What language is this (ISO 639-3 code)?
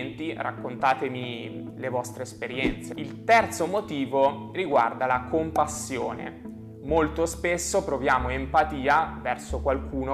ita